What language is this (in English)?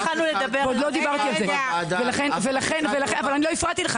Hebrew